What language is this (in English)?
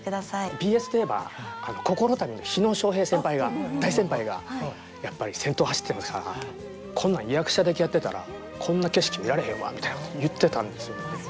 Japanese